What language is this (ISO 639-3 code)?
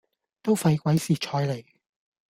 yue